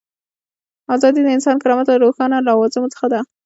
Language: Pashto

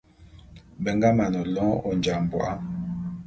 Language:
Bulu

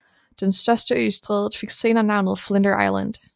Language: Danish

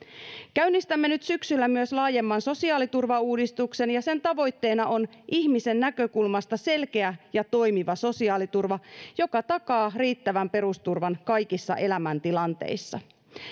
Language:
Finnish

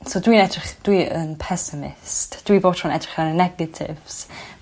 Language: Welsh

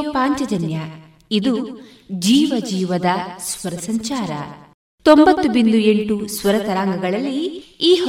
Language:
Kannada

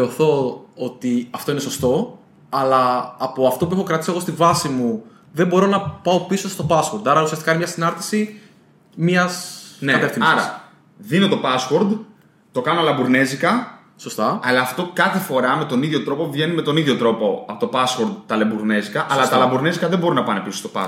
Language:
Greek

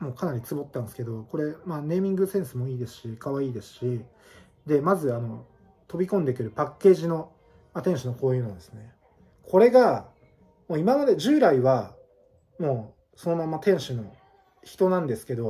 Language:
Japanese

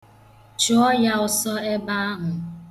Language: Igbo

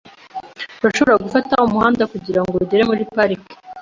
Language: Kinyarwanda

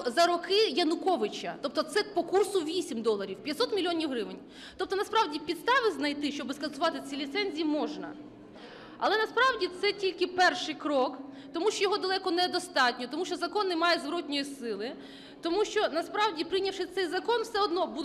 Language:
Ukrainian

